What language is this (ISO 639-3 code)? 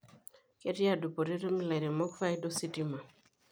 mas